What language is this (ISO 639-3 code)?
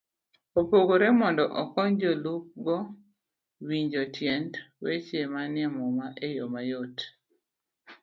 luo